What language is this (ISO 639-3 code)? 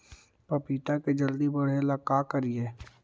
mag